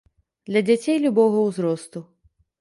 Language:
Belarusian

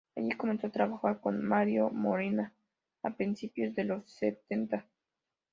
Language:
Spanish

